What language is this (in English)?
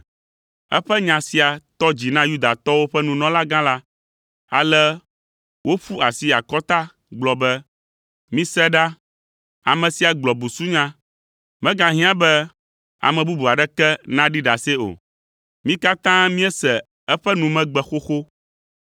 Ewe